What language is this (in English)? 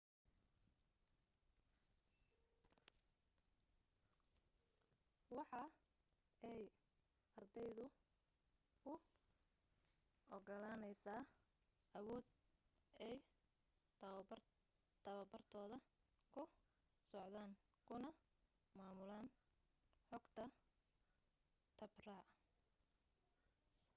Somali